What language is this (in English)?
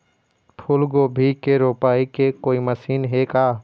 Chhattisgarhi